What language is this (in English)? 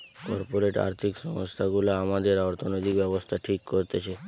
Bangla